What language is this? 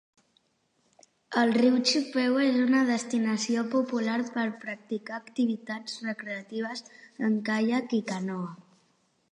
Catalan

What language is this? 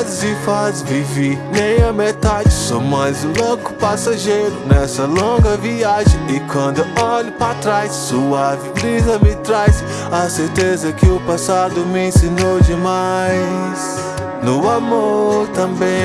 Portuguese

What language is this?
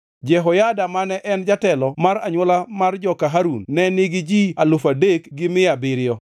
Luo (Kenya and Tanzania)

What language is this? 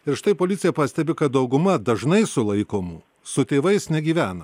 Lithuanian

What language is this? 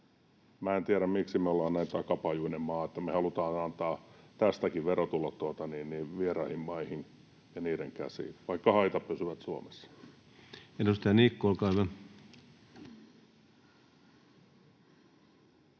Finnish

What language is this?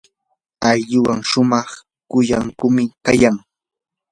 Yanahuanca Pasco Quechua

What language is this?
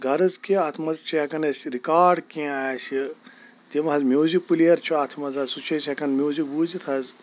Kashmiri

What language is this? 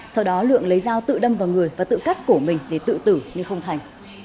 Vietnamese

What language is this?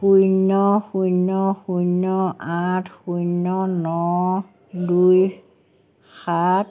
Assamese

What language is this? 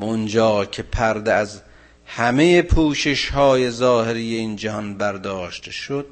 Persian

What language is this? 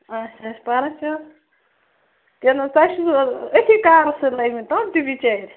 Kashmiri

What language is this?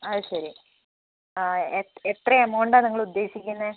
Malayalam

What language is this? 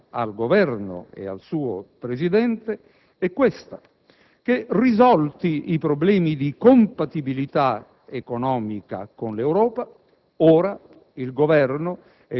Italian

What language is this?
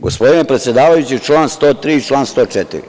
Serbian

